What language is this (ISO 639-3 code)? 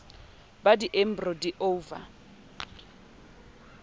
sot